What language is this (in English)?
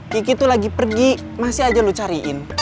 Indonesian